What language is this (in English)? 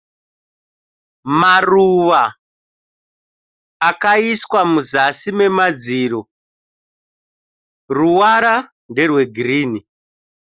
Shona